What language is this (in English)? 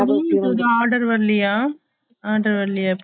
Tamil